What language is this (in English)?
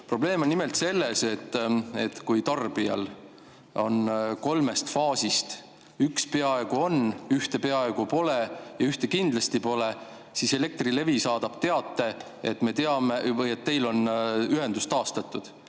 Estonian